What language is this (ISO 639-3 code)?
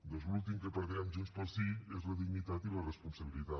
cat